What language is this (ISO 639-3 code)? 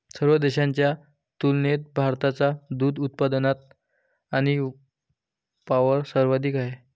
mar